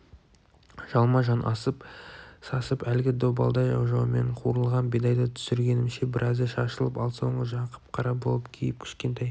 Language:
Kazakh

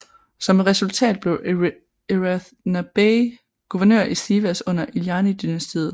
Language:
Danish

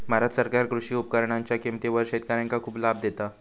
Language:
Marathi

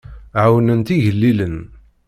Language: Kabyle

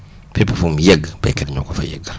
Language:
Wolof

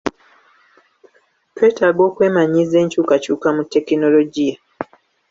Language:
Ganda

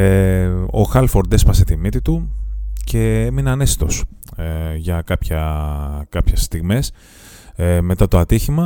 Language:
Greek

